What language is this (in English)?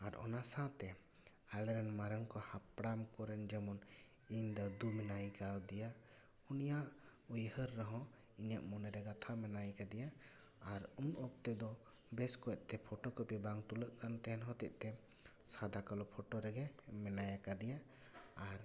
Santali